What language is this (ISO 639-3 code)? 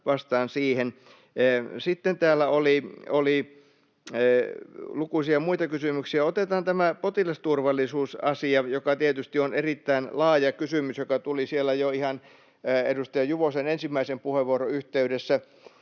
fin